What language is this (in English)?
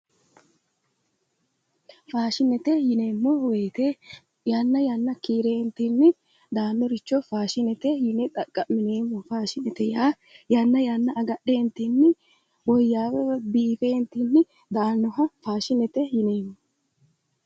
Sidamo